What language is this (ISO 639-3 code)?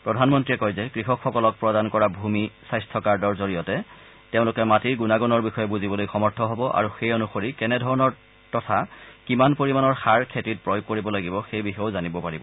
asm